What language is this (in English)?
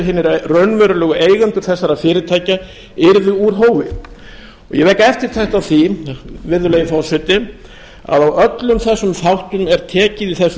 Icelandic